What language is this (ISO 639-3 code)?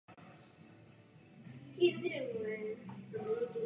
ces